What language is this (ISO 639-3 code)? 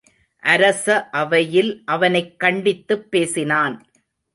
tam